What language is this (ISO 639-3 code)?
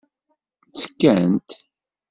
kab